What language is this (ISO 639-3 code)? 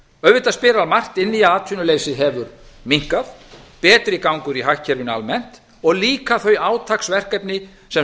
isl